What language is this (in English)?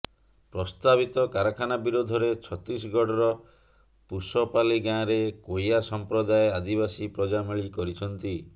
Odia